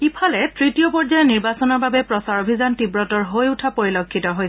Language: Assamese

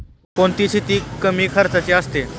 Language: Marathi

